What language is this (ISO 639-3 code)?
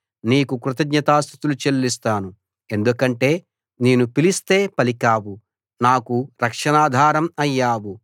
tel